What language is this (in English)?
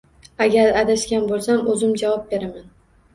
Uzbek